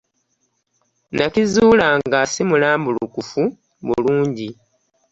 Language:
Ganda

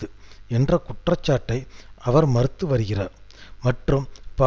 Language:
Tamil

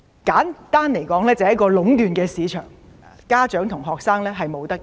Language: Cantonese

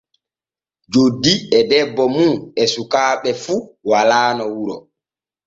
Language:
Borgu Fulfulde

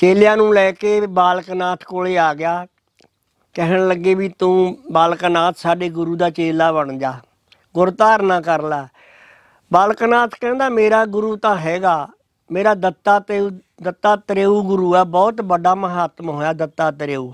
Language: Punjabi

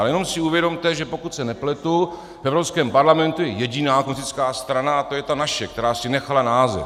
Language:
Czech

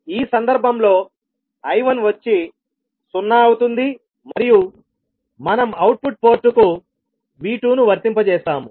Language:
Telugu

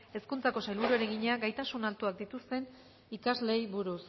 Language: Basque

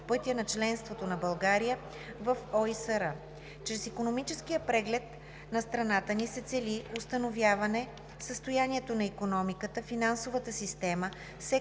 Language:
Bulgarian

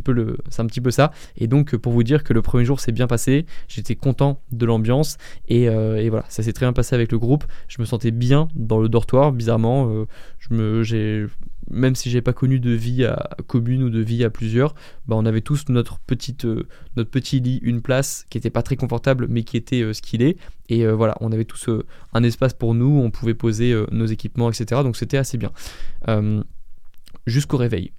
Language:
French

